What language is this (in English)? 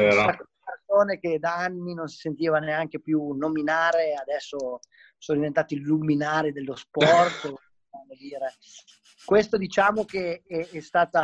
Italian